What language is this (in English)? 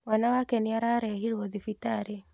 Kikuyu